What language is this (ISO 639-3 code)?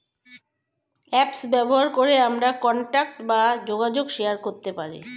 ben